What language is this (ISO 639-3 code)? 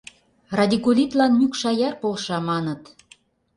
chm